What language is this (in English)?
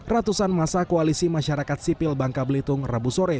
Indonesian